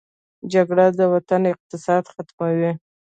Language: Pashto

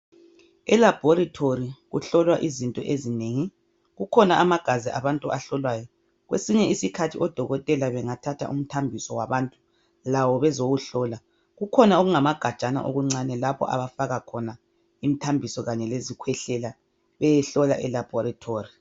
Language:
North Ndebele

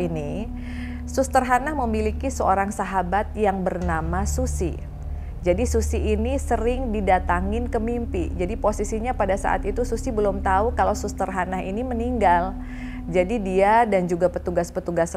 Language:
Indonesian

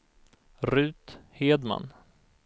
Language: Swedish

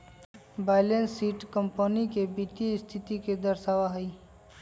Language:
Magahi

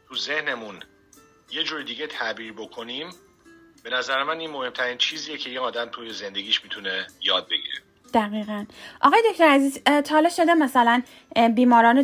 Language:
Persian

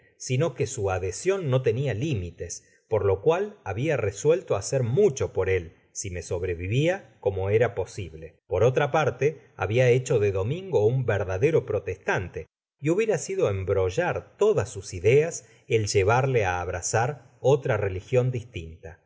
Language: Spanish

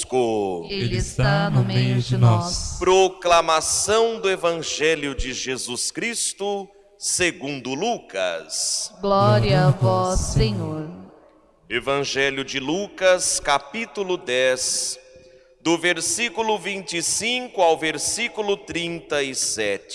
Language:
Portuguese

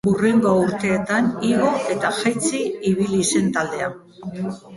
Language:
Basque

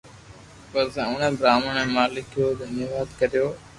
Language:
Loarki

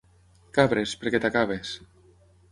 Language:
Catalan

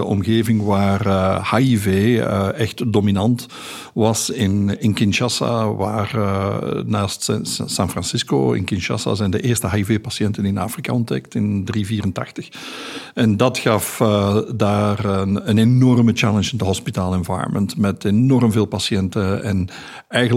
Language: Dutch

